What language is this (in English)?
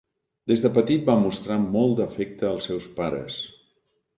Catalan